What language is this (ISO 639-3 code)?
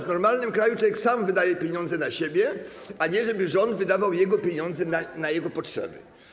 pol